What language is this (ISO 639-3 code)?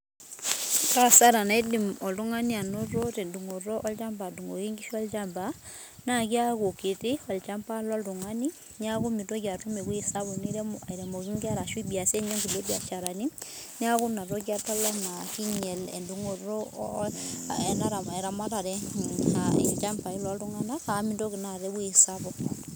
mas